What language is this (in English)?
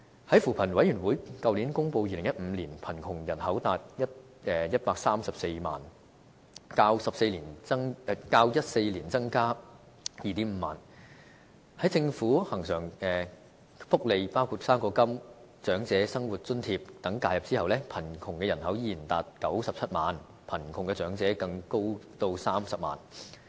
Cantonese